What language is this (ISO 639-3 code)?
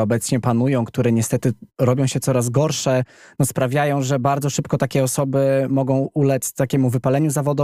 pol